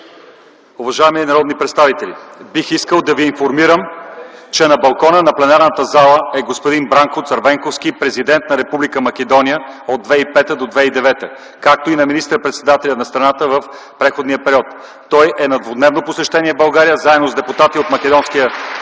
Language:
Bulgarian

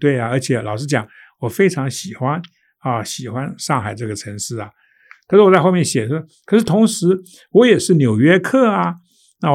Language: Chinese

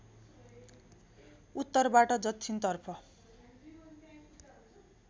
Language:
Nepali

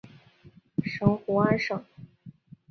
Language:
Chinese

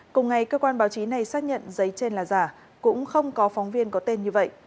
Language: Vietnamese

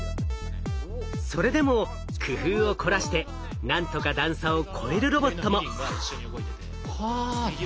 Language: Japanese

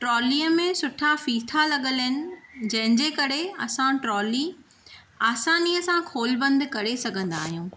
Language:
Sindhi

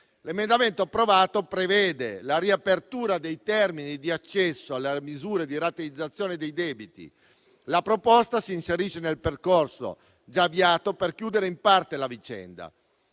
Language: Italian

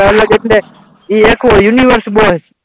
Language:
Gujarati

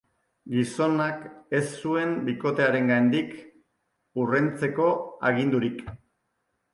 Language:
Basque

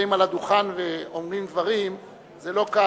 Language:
Hebrew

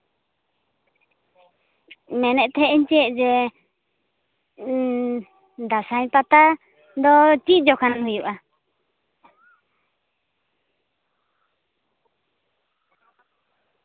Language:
Santali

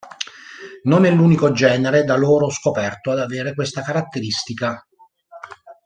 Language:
Italian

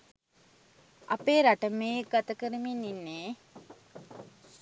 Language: Sinhala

